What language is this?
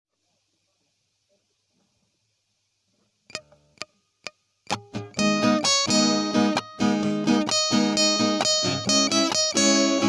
Indonesian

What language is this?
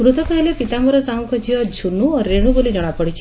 Odia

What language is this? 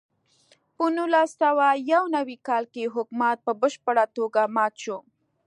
Pashto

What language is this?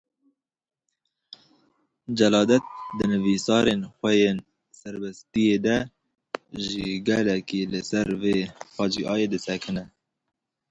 Kurdish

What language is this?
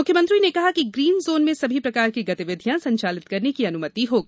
Hindi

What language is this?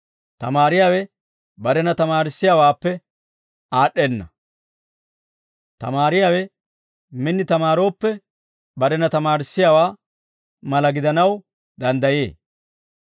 Dawro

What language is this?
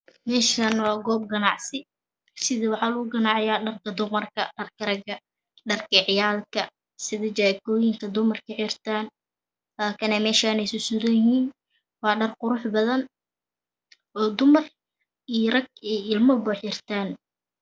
Somali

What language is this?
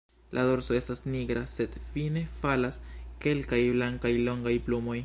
Esperanto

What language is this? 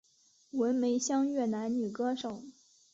Chinese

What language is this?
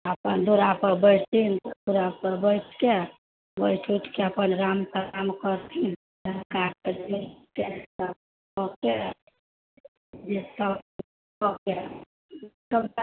Maithili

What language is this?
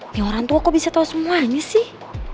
Indonesian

